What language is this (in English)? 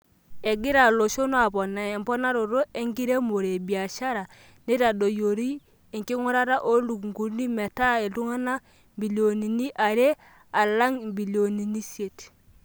Masai